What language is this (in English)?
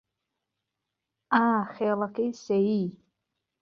Central Kurdish